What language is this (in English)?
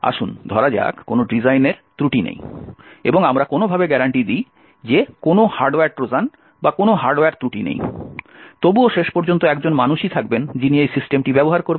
Bangla